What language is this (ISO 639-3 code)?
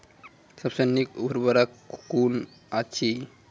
mai